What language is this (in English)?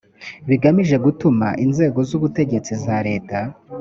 Kinyarwanda